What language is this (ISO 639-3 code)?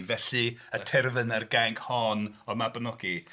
cym